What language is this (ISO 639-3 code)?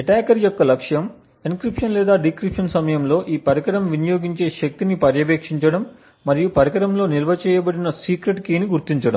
tel